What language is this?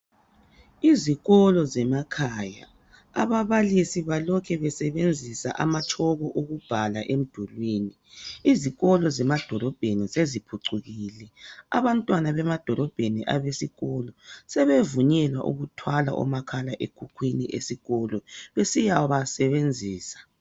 North Ndebele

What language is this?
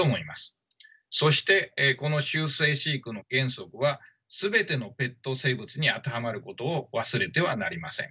Japanese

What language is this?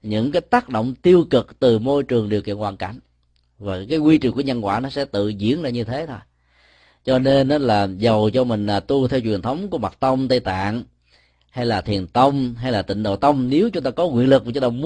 Vietnamese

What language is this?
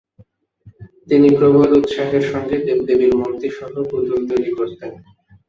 Bangla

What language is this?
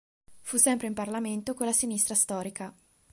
Italian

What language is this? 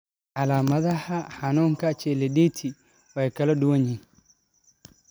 Somali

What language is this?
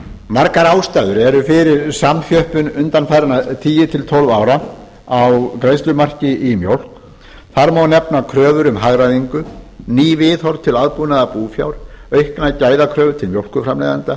Icelandic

